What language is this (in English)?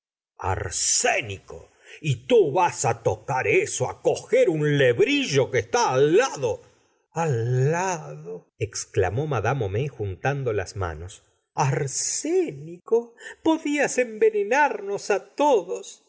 Spanish